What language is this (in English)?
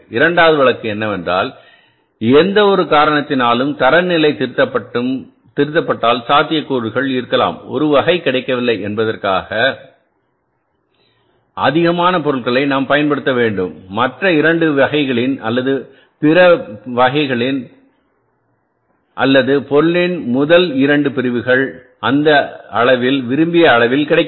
Tamil